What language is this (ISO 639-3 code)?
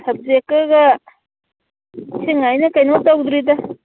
mni